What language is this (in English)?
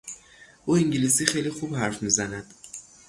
Persian